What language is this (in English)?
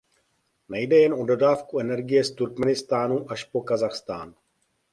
Czech